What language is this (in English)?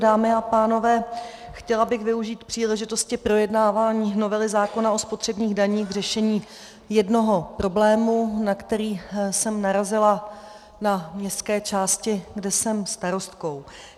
Czech